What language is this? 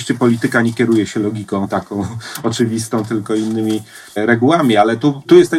Polish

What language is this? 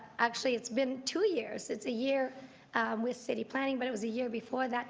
English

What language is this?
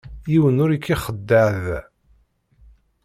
Kabyle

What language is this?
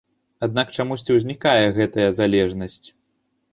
Belarusian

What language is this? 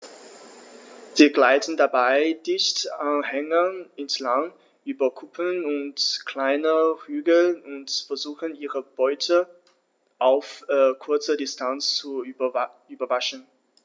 German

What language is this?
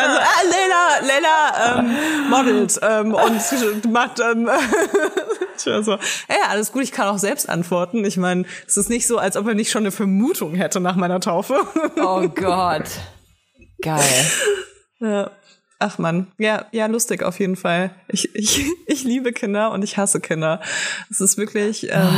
German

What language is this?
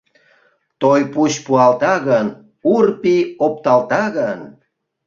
Mari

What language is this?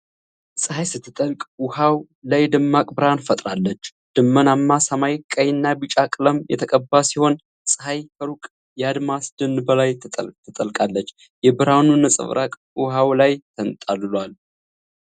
Amharic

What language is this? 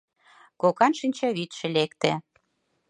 Mari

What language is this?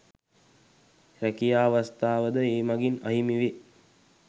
Sinhala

